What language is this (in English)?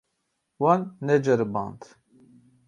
Kurdish